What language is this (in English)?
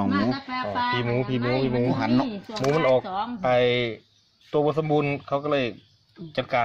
Thai